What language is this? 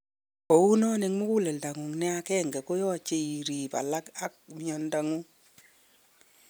Kalenjin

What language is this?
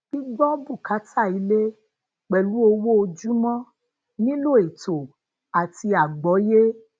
Yoruba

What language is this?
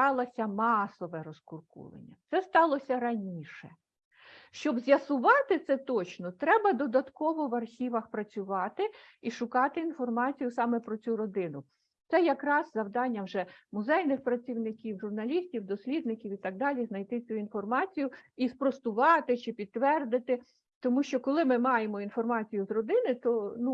Ukrainian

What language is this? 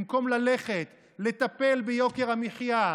Hebrew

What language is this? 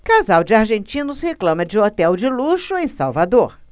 Portuguese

